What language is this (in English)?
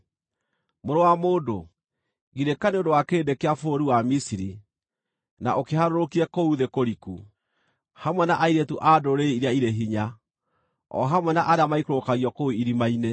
Kikuyu